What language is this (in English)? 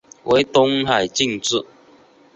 Chinese